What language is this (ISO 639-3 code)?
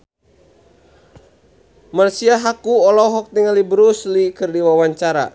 sun